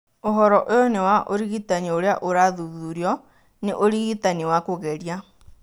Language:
Kikuyu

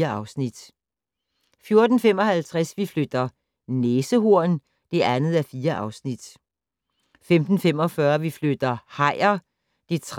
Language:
Danish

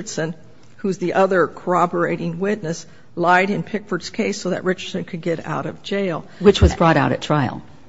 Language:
English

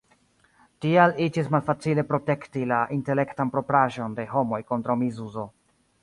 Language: Esperanto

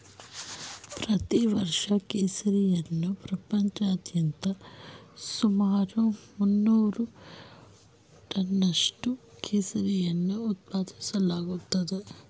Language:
Kannada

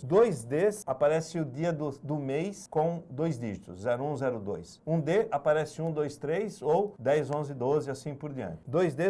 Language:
Portuguese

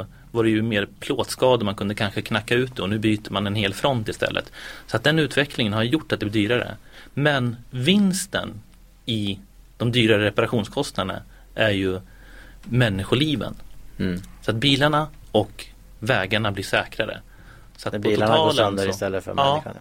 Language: Swedish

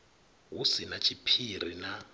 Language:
Venda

